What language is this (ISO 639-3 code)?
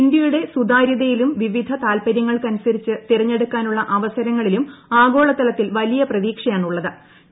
mal